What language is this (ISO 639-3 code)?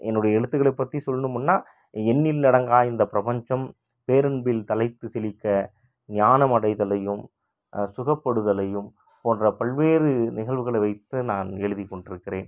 tam